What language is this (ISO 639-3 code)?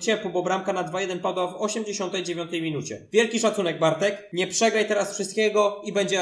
pol